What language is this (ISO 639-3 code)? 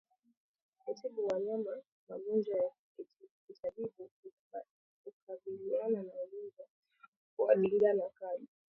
swa